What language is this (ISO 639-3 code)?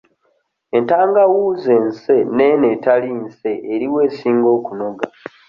lug